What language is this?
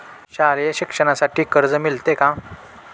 Marathi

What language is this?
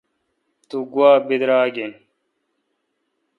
Kalkoti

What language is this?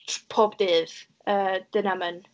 Welsh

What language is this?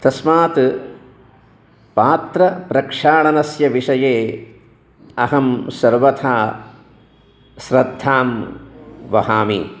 Sanskrit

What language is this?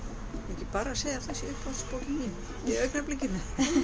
Icelandic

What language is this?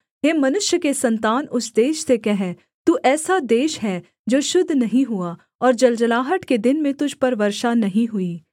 Hindi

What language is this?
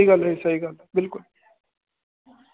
Punjabi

